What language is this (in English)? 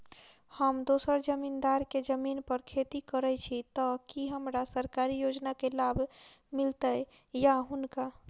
Maithili